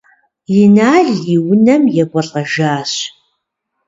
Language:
Kabardian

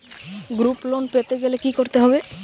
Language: Bangla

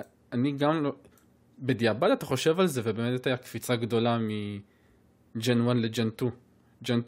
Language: Hebrew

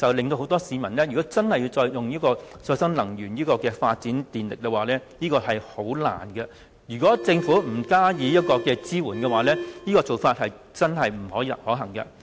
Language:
Cantonese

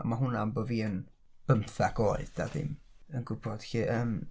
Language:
Welsh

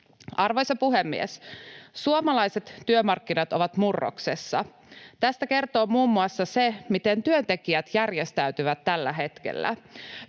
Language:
Finnish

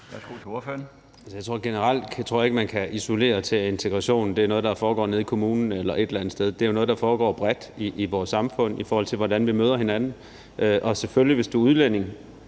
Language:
Danish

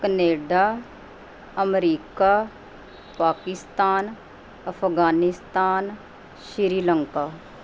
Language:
Punjabi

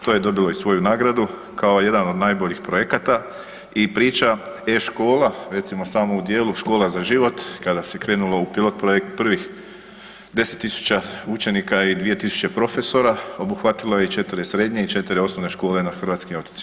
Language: Croatian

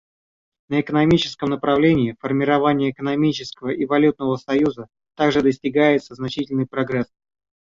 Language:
Russian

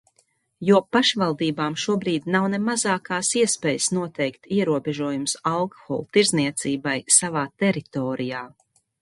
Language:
Latvian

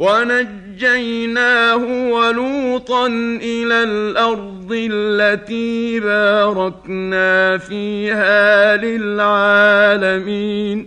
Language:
Arabic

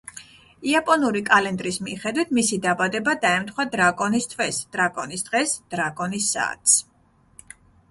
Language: Georgian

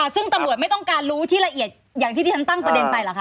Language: Thai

